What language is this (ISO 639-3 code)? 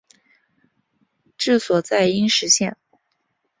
zho